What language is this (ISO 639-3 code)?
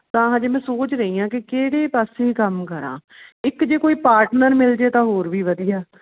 pan